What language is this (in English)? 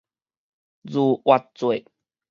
Min Nan Chinese